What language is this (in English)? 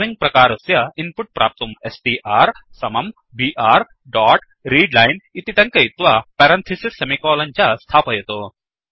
Sanskrit